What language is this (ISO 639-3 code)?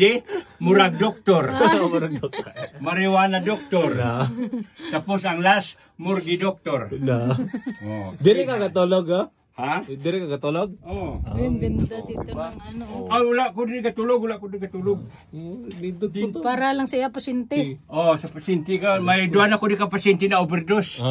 ind